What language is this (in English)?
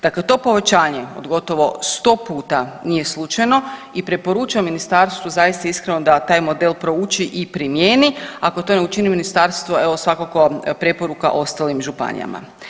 Croatian